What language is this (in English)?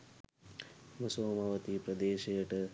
Sinhala